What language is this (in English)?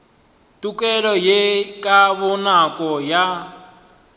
Northern Sotho